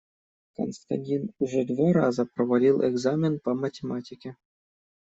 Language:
Russian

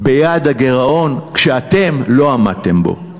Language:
Hebrew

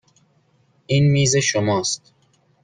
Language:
Persian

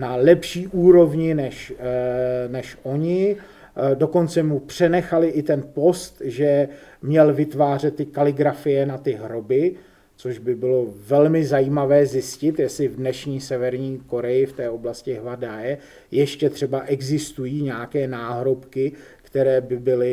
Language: Czech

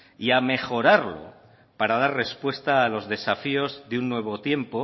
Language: Spanish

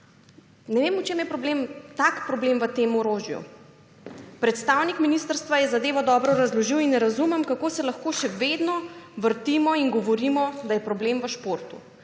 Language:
Slovenian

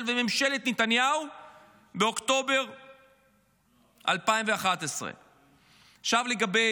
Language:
Hebrew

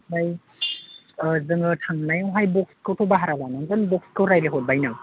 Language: Bodo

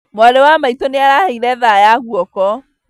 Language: Kikuyu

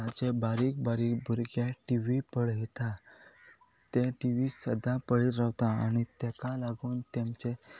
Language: Konkani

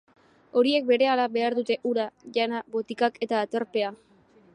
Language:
Basque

